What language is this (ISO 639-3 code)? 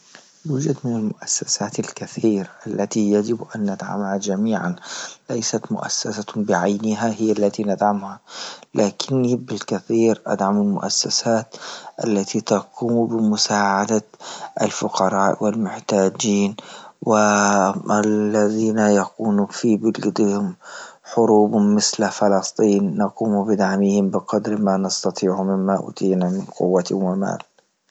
ayl